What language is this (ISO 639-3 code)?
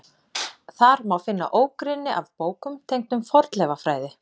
isl